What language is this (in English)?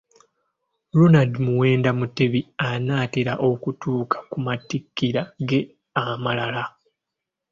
Ganda